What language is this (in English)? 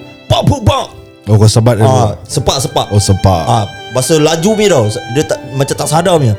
Malay